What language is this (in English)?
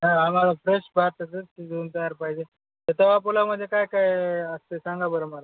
Marathi